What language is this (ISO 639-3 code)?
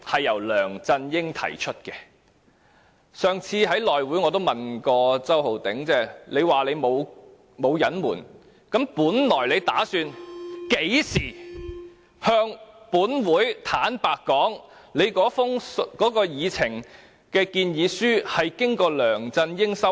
yue